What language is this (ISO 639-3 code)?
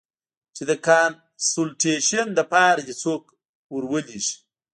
pus